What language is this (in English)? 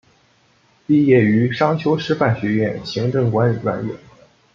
Chinese